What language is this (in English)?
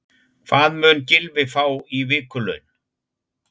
Icelandic